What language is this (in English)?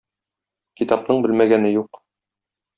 Tatar